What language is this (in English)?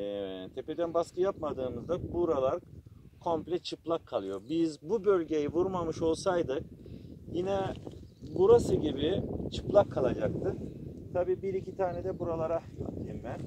Turkish